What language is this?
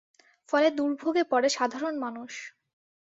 Bangla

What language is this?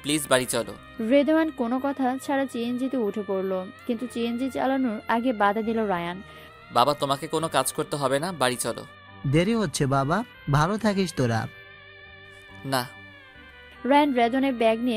Hindi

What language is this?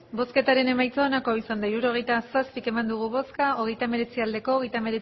Basque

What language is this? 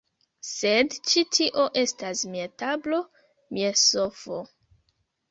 Esperanto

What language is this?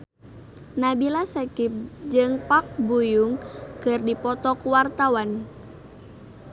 Sundanese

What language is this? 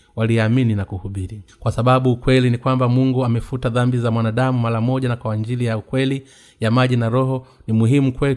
Swahili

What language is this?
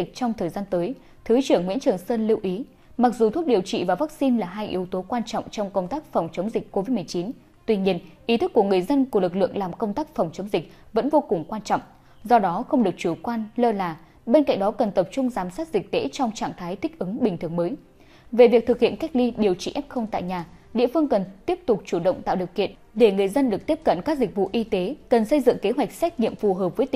Vietnamese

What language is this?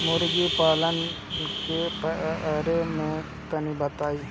Bhojpuri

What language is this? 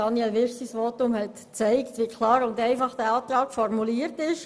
Swiss German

